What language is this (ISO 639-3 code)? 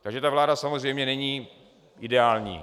ces